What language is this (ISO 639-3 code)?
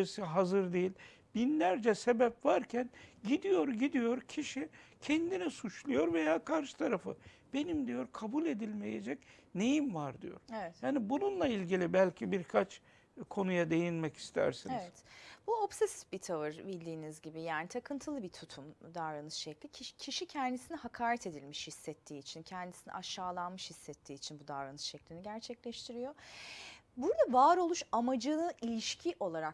tur